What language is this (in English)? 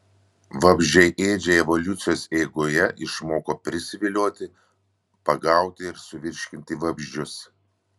Lithuanian